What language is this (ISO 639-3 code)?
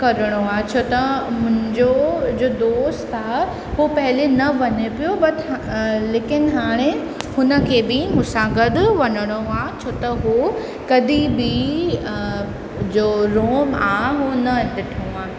snd